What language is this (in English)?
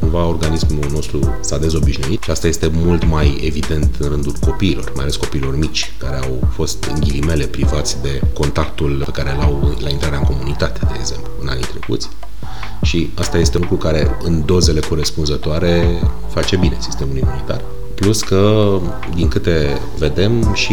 Romanian